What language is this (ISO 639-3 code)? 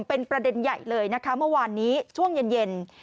tha